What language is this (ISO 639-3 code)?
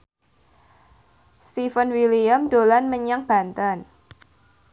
jav